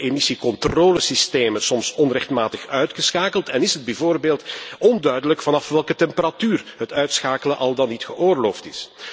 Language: Dutch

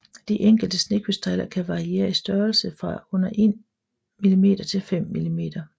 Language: Danish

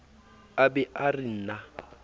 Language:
Southern Sotho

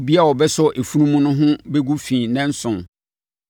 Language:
Akan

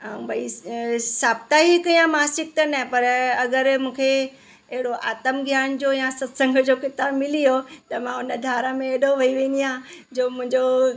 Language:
Sindhi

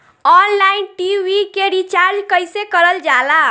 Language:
Bhojpuri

